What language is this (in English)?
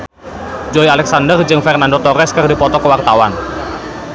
Sundanese